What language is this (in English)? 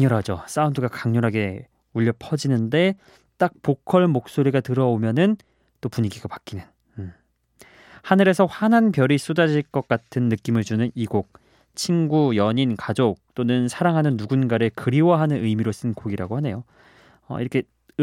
Korean